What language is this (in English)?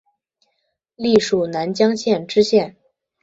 Chinese